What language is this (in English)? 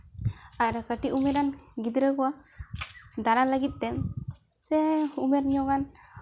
Santali